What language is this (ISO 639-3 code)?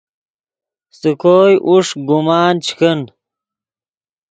ydg